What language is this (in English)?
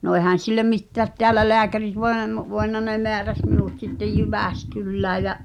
Finnish